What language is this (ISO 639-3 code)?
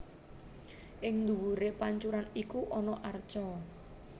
jav